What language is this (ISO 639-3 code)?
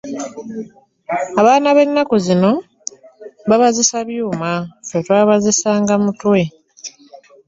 lug